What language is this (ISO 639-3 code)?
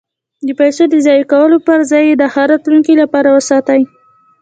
pus